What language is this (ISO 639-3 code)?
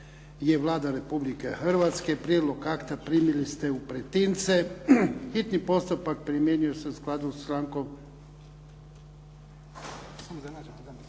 hrv